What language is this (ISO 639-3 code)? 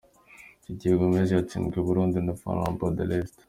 kin